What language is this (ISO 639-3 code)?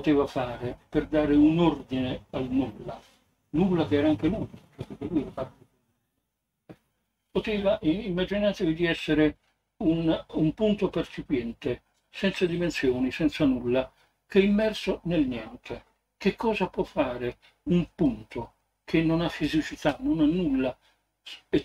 ita